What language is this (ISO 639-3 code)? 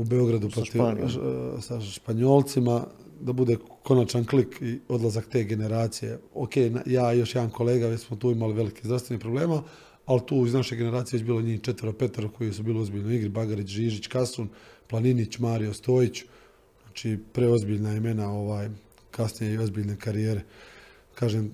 hrv